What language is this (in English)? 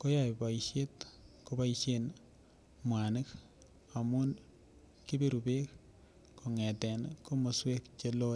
Kalenjin